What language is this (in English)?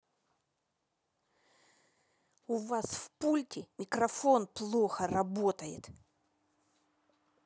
Russian